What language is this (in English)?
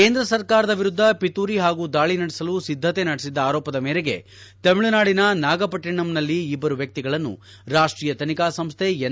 Kannada